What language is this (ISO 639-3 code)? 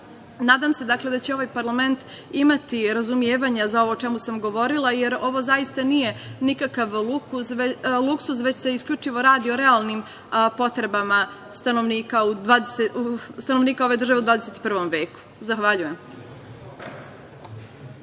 srp